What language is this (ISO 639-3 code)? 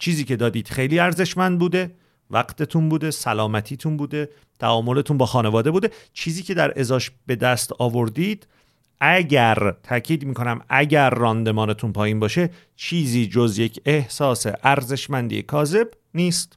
fas